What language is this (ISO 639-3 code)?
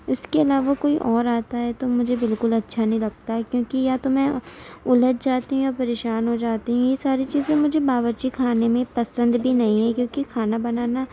urd